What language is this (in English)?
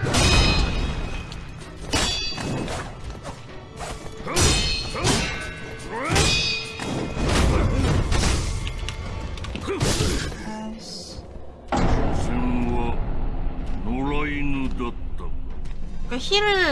Korean